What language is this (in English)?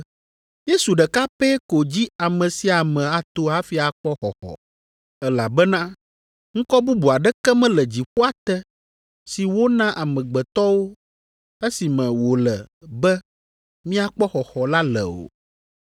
Ewe